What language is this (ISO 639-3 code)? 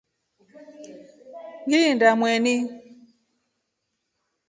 rof